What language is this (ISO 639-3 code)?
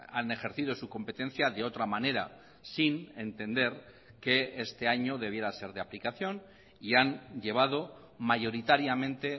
spa